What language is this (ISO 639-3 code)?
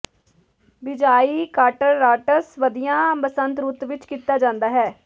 pan